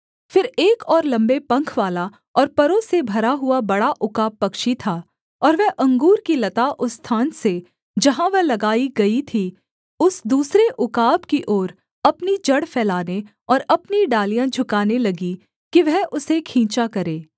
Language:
Hindi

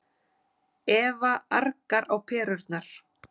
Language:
Icelandic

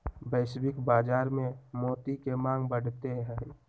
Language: Magahi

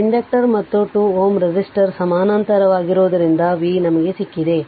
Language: Kannada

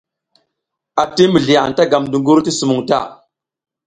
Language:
South Giziga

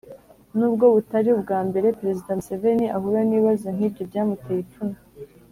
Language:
Kinyarwanda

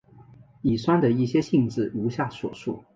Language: Chinese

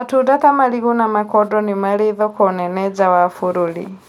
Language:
Kikuyu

